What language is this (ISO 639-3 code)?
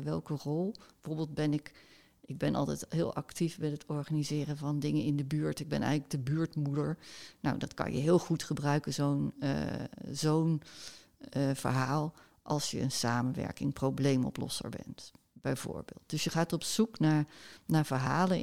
nld